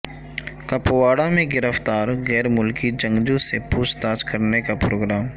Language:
Urdu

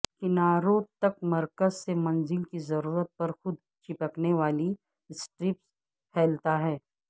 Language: Urdu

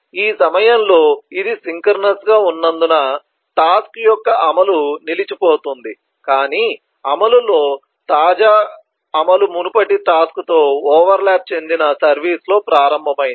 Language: Telugu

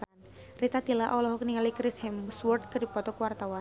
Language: Sundanese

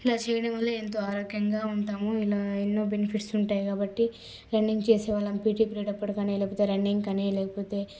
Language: Telugu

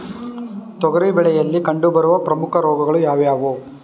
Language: Kannada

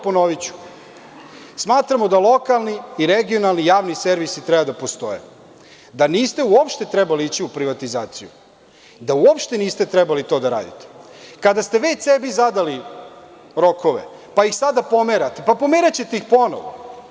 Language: Serbian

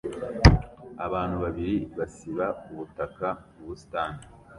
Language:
Kinyarwanda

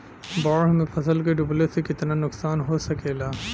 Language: Bhojpuri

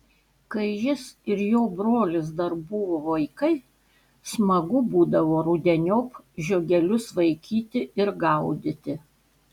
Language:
Lithuanian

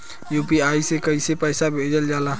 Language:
Bhojpuri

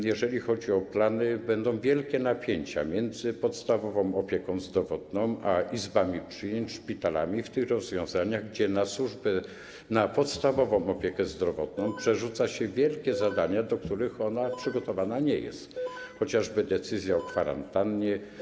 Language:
Polish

